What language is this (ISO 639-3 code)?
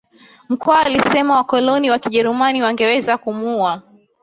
swa